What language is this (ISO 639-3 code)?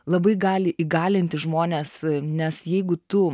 lit